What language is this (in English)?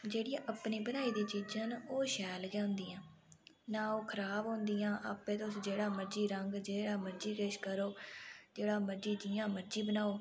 Dogri